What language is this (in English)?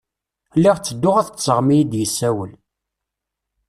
Kabyle